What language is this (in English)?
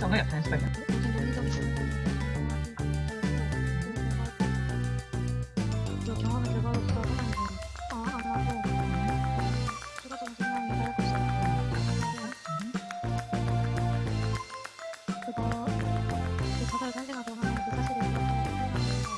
Korean